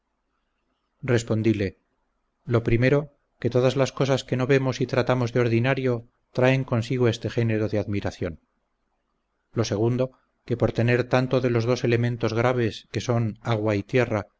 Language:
Spanish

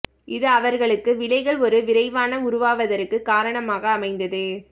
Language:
Tamil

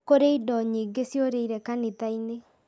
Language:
Kikuyu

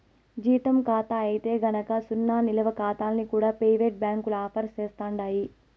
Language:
Telugu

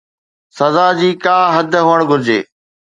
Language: Sindhi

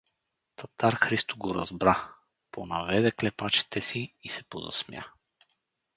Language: Bulgarian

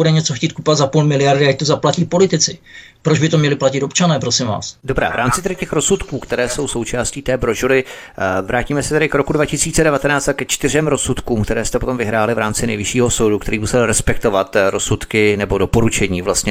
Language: Czech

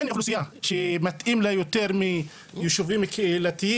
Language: Hebrew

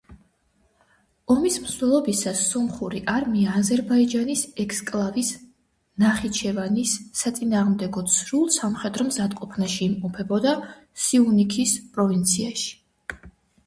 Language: Georgian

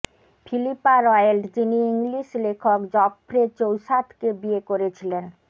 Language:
Bangla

